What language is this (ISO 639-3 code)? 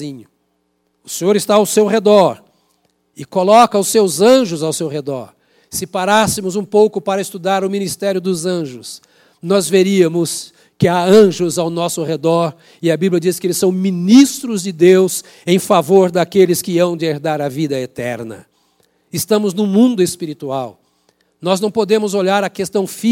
por